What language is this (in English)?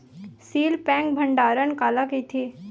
Chhattisgarhi